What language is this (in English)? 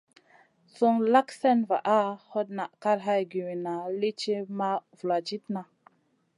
Masana